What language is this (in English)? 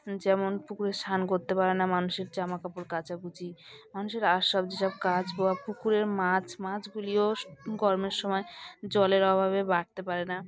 Bangla